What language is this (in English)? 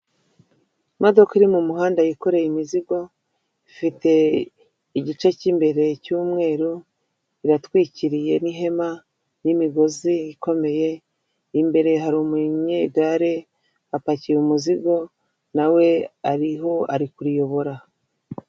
Kinyarwanda